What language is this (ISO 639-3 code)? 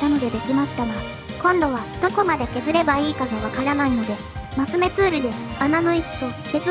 jpn